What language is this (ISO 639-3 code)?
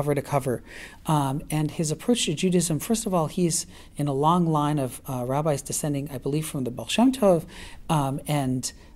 eng